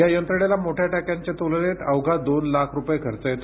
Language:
Marathi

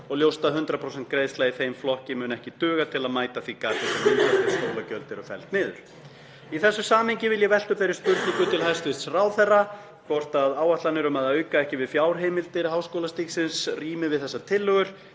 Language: Icelandic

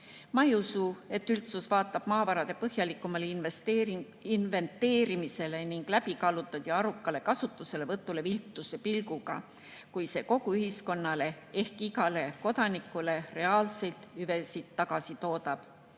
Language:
Estonian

